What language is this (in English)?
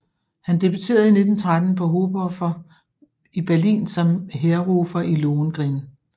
Danish